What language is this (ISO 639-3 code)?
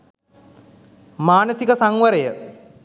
sin